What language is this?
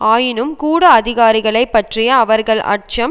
Tamil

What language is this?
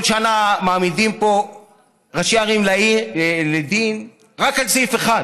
Hebrew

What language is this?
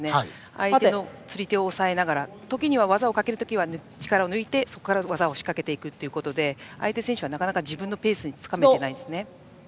Japanese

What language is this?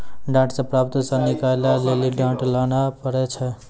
Maithili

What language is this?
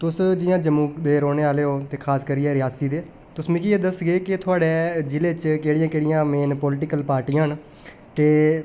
Dogri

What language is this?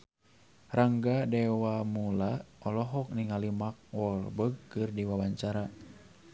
Sundanese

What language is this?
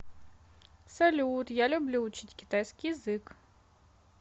Russian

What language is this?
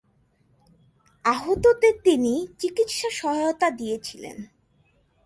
Bangla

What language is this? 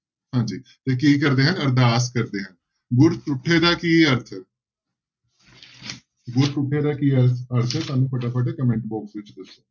Punjabi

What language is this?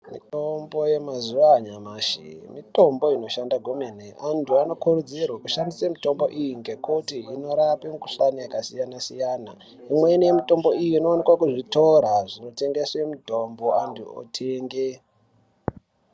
Ndau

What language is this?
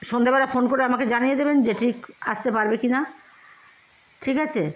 Bangla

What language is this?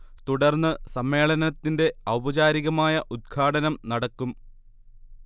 Malayalam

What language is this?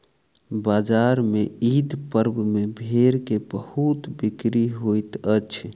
Maithili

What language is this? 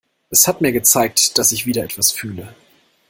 German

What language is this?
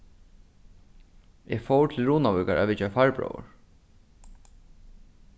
Faroese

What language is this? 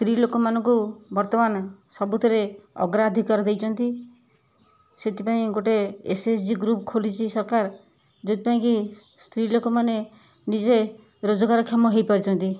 Odia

